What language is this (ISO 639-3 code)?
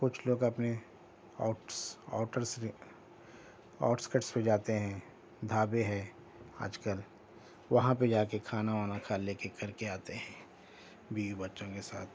urd